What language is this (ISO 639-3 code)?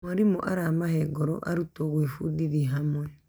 kik